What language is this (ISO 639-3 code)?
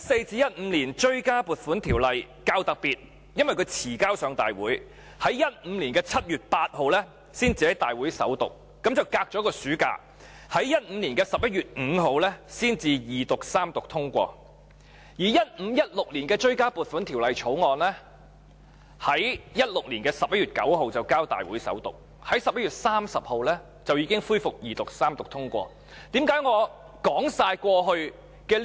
yue